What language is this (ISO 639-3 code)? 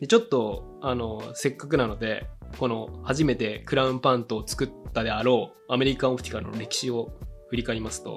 jpn